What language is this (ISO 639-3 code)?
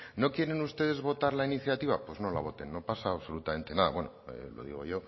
spa